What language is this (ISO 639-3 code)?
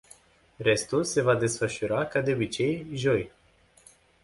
ron